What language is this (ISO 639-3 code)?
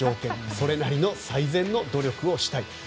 jpn